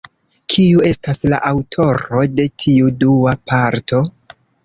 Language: Esperanto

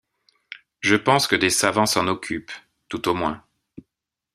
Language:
French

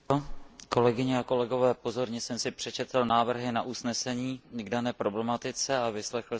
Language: Czech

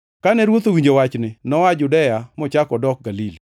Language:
Luo (Kenya and Tanzania)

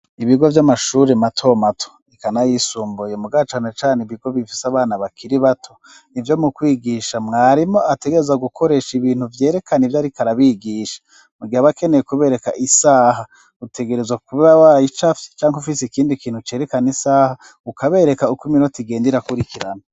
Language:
Rundi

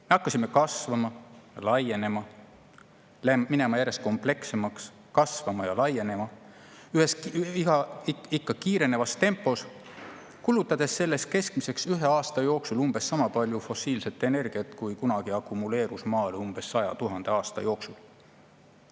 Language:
Estonian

